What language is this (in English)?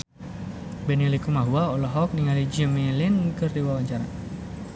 Sundanese